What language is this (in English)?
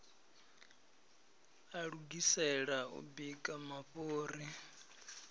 Venda